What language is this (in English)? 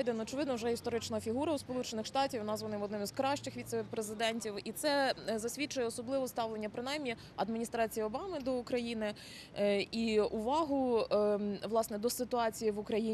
Ukrainian